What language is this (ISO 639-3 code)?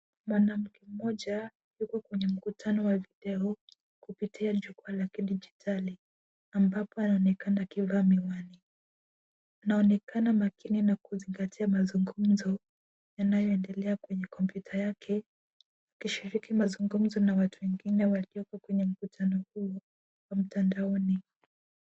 swa